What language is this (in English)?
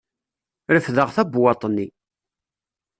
Kabyle